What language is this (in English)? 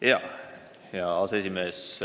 Estonian